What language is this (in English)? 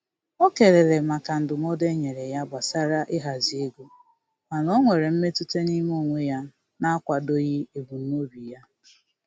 Igbo